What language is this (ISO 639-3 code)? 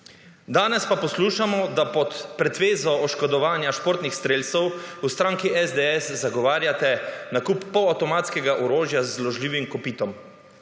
slv